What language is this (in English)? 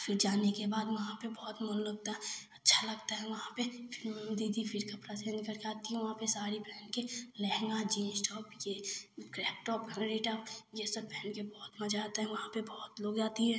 Hindi